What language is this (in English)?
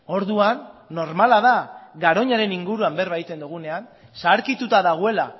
Basque